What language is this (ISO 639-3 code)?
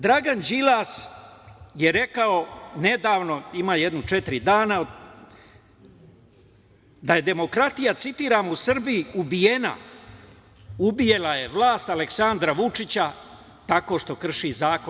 srp